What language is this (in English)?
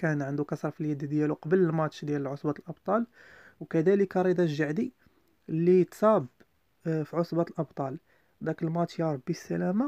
Arabic